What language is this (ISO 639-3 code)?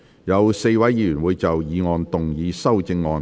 yue